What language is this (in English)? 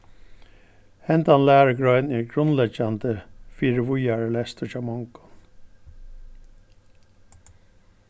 Faroese